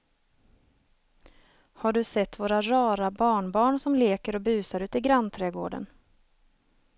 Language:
Swedish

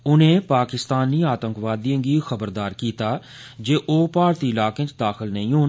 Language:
Dogri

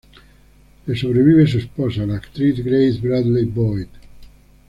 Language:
Spanish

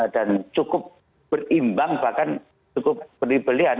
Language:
Indonesian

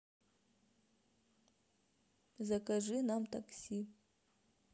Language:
Russian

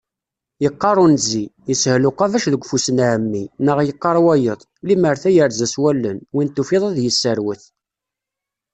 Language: Kabyle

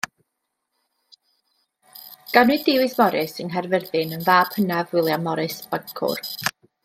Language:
Welsh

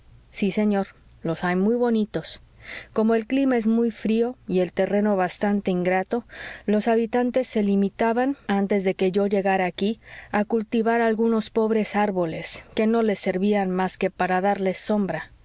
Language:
Spanish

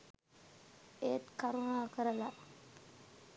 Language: Sinhala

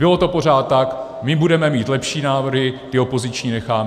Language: Czech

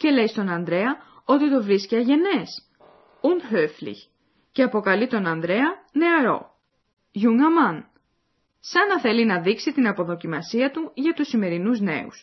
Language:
Greek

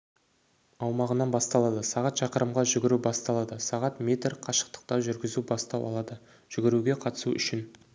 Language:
Kazakh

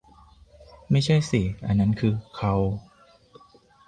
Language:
Thai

